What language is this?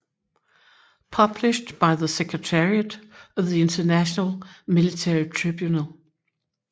Danish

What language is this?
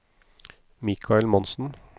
Norwegian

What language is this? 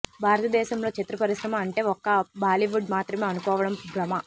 Telugu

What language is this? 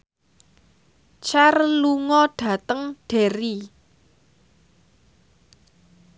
Javanese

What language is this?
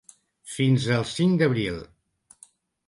Catalan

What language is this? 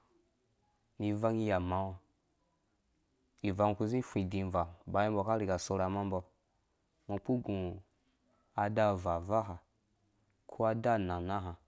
Dũya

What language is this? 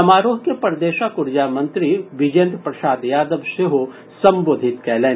Maithili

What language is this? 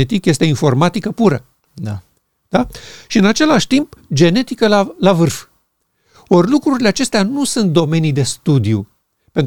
Romanian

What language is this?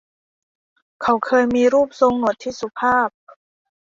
Thai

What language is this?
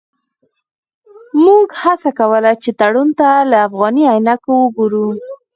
Pashto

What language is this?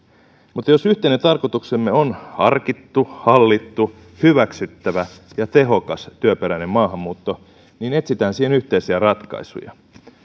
Finnish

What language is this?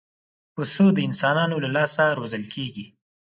Pashto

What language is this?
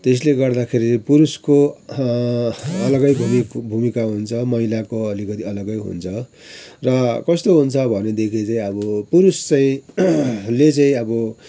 Nepali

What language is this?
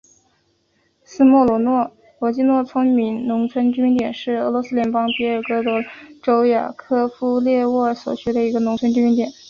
Chinese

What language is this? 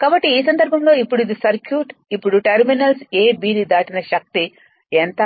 Telugu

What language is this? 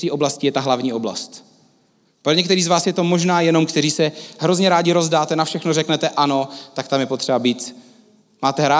Czech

